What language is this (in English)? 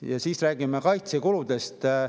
Estonian